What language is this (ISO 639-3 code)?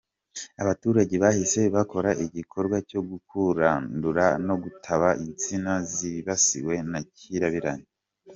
kin